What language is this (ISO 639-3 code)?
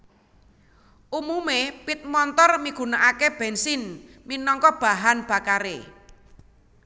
jav